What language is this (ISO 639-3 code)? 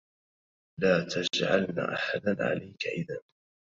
ara